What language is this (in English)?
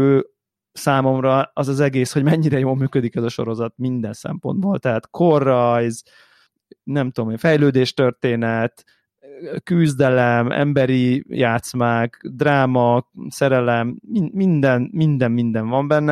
Hungarian